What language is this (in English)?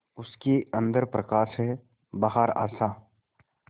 Hindi